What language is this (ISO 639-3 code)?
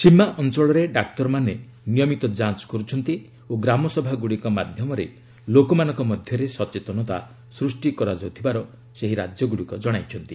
ori